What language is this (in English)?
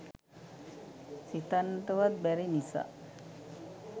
Sinhala